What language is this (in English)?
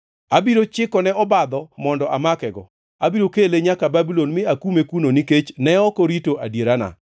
Luo (Kenya and Tanzania)